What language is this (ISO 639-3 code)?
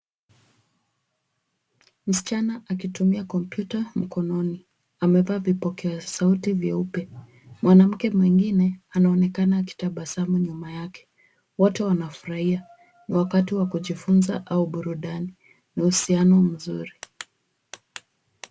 swa